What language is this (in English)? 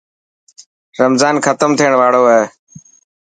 Dhatki